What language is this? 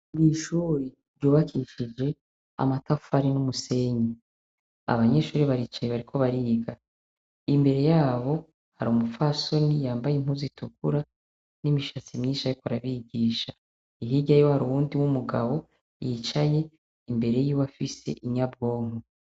Rundi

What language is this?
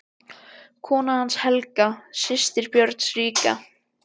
Icelandic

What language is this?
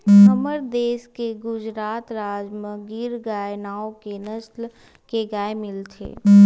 Chhattisgarhi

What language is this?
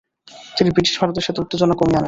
Bangla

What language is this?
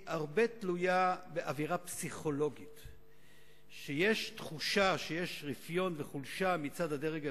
Hebrew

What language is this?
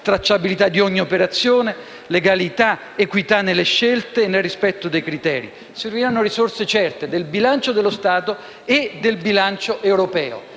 Italian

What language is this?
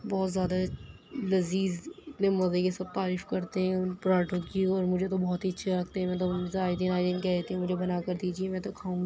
Urdu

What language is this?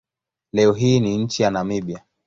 Swahili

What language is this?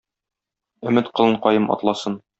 Tatar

